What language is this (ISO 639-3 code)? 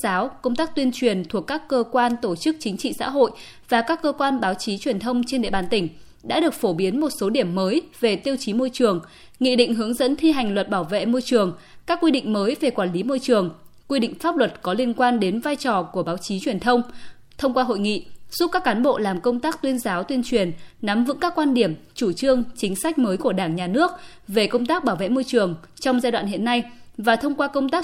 vie